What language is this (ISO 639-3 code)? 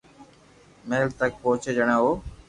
lrk